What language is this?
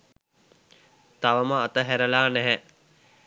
Sinhala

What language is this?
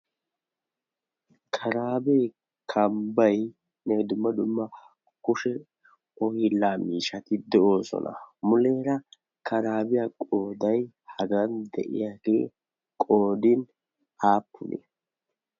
Wolaytta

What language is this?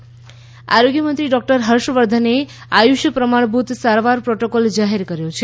Gujarati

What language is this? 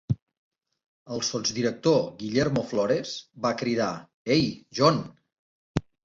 Catalan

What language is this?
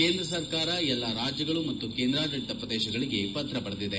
Kannada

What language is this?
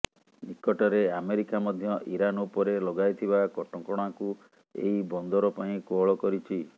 Odia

